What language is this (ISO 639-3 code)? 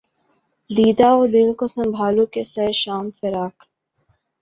urd